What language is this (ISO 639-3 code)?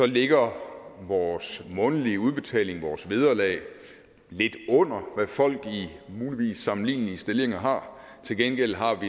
dan